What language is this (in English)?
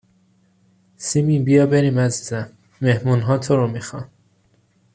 Persian